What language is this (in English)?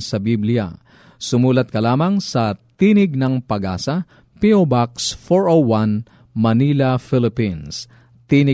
Filipino